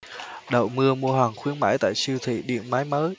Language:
Vietnamese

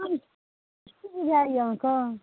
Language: Maithili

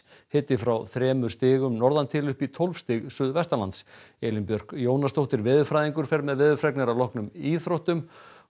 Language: Icelandic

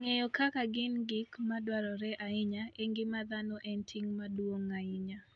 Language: Luo (Kenya and Tanzania)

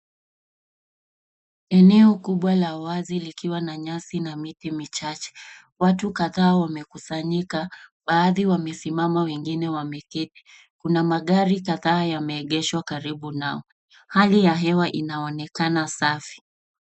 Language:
Swahili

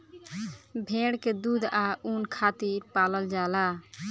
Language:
Bhojpuri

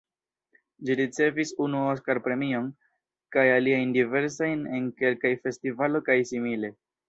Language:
Esperanto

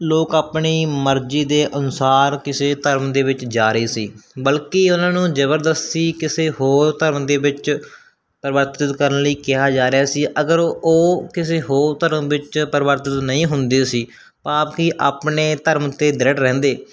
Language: Punjabi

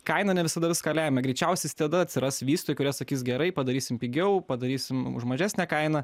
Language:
Lithuanian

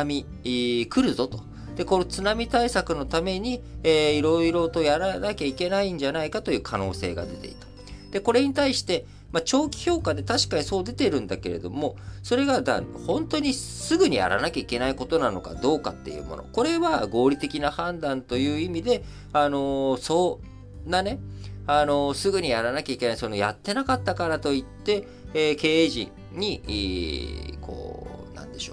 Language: Japanese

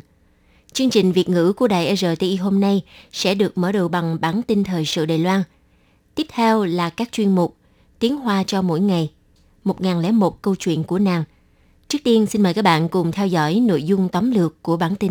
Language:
Vietnamese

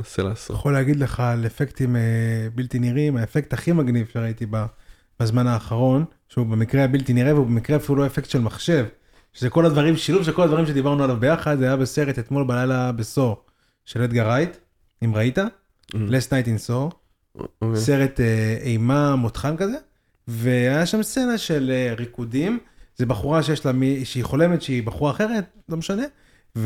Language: Hebrew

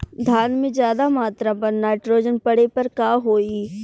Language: Bhojpuri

